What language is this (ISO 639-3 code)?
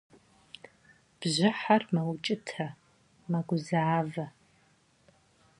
kbd